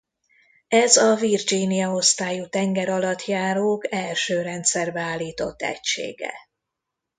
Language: Hungarian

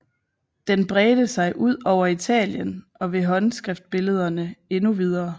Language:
Danish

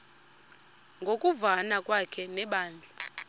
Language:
Xhosa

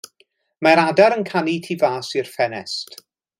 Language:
Welsh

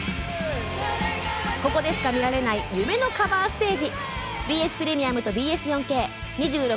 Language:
Japanese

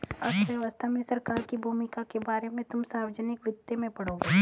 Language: Hindi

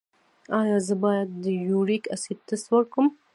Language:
Pashto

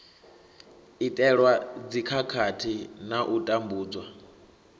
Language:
Venda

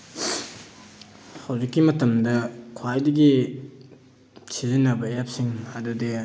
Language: Manipuri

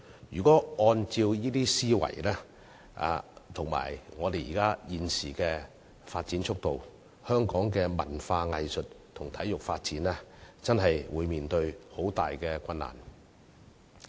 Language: Cantonese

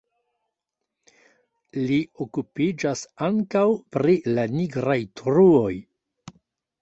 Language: Esperanto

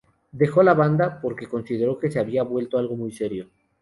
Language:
Spanish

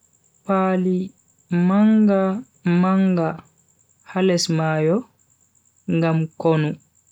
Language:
Bagirmi Fulfulde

